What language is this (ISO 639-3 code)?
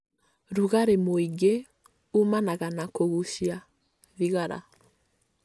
kik